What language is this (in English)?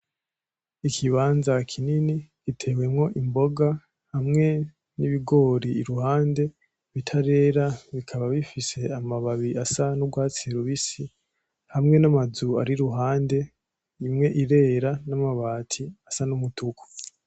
Rundi